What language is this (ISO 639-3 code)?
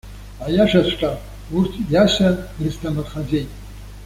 abk